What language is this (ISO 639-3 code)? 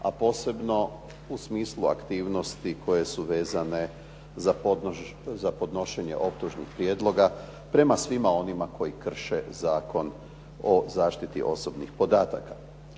hrv